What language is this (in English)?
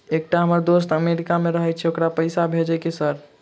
Maithili